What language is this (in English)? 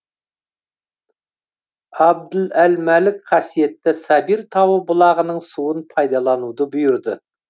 Kazakh